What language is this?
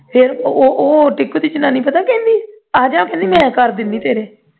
Punjabi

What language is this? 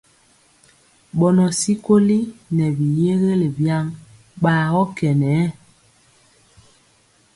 Mpiemo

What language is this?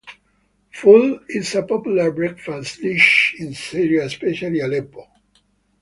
English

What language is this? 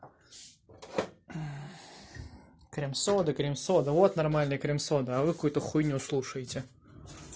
Russian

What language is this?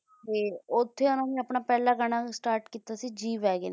Punjabi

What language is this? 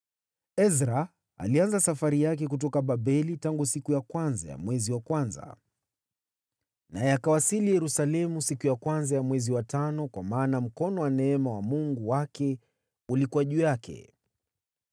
Swahili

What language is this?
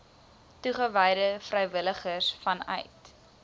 Afrikaans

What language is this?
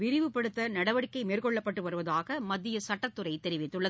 Tamil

